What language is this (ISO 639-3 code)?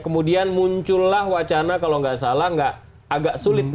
ind